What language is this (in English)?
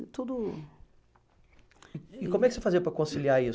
Portuguese